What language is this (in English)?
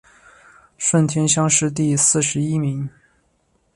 Chinese